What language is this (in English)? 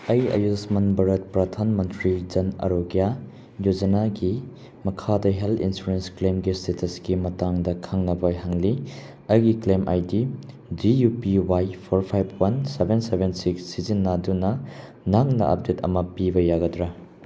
Manipuri